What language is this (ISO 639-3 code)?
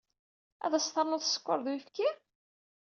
kab